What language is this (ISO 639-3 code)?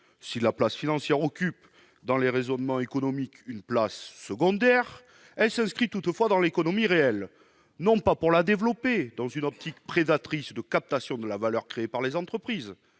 fra